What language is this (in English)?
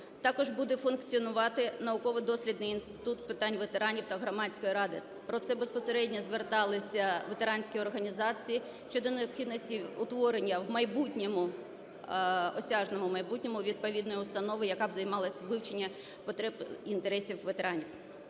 Ukrainian